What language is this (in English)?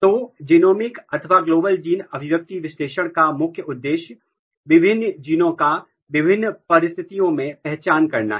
Hindi